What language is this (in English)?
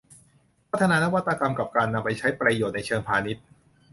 Thai